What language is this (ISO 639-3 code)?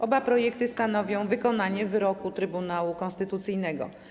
pol